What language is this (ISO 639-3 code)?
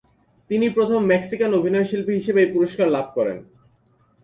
ben